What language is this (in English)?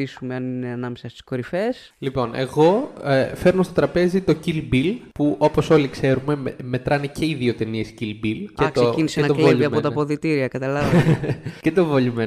Greek